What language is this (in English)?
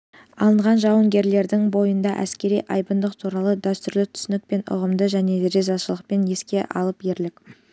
Kazakh